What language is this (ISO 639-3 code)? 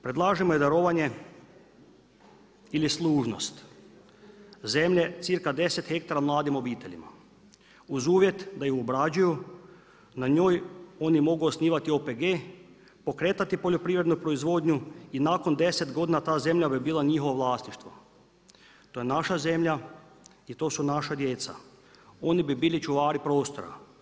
hrv